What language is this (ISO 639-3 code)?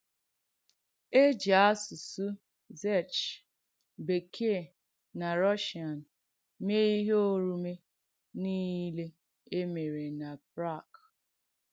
ibo